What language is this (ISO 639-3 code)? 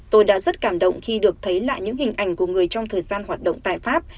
vie